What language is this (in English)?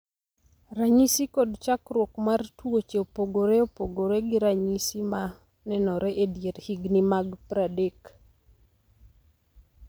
Luo (Kenya and Tanzania)